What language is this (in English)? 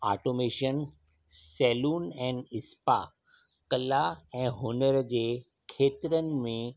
Sindhi